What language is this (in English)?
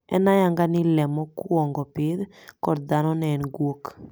Luo (Kenya and Tanzania)